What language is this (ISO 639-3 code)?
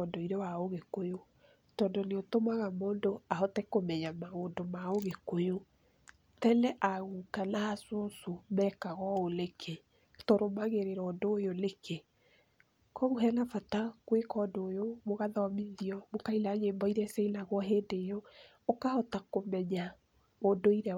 kik